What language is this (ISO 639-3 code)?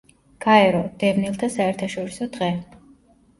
kat